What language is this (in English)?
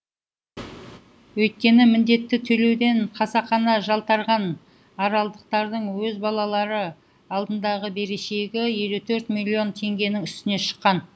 Kazakh